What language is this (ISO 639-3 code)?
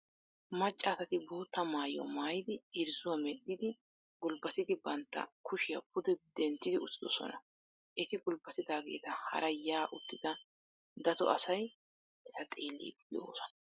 wal